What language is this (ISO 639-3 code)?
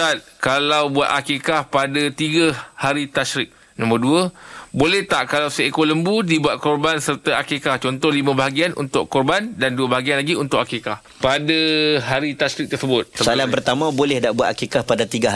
msa